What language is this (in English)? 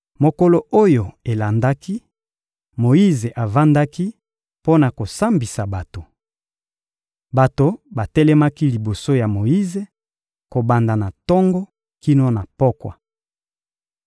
Lingala